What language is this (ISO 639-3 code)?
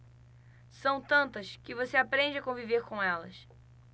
por